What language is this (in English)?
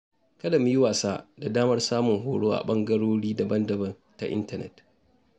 Hausa